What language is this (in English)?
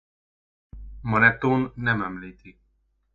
Hungarian